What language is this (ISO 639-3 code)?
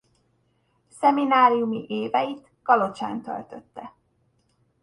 hun